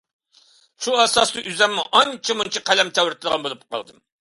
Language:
Uyghur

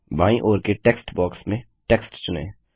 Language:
Hindi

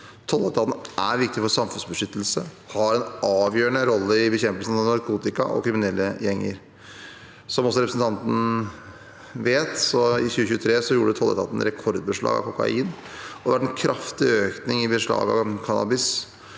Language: Norwegian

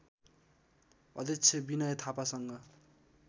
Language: Nepali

